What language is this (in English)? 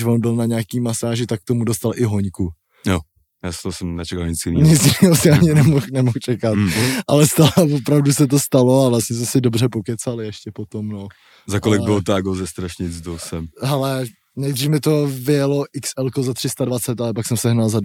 Czech